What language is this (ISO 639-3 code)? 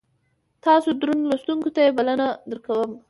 pus